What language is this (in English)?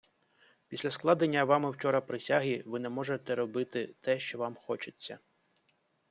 Ukrainian